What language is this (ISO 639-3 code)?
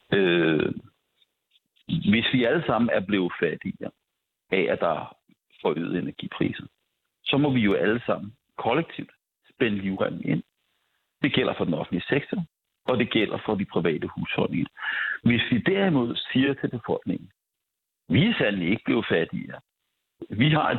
dan